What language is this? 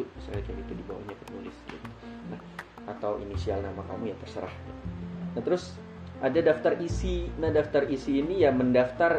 Indonesian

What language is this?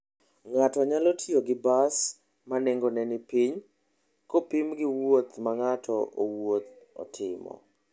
Luo (Kenya and Tanzania)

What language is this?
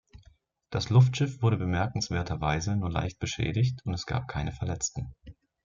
German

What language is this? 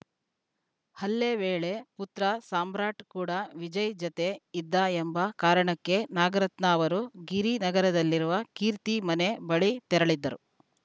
Kannada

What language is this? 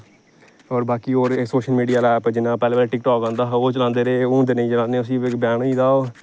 Dogri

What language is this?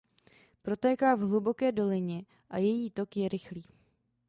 Czech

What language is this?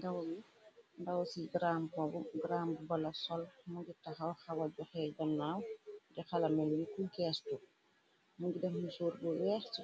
Wolof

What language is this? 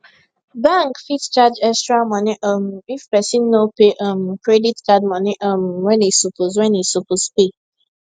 Nigerian Pidgin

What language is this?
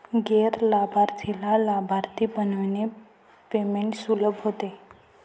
Marathi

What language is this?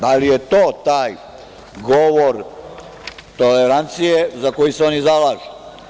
Serbian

